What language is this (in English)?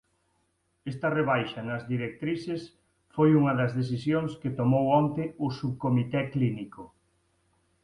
Galician